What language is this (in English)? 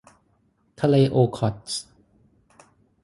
Thai